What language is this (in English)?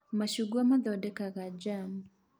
Kikuyu